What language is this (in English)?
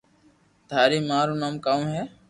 Loarki